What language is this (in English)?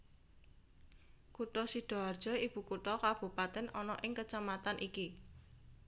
Javanese